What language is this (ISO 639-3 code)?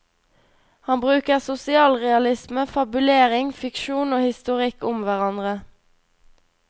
nor